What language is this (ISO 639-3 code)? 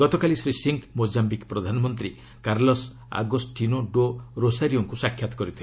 ori